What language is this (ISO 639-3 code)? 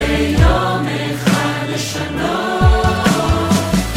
heb